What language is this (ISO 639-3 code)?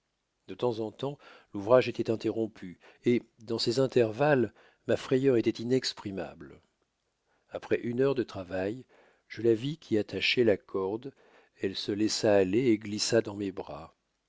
fra